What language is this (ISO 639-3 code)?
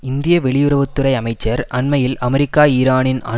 tam